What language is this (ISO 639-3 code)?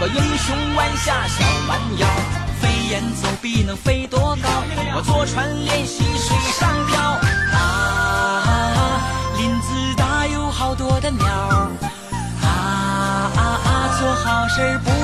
zho